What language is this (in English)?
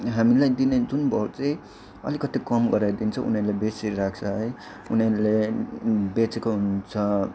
Nepali